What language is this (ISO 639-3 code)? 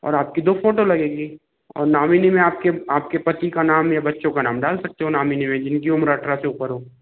hin